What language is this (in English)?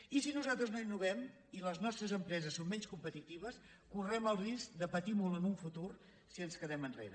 Catalan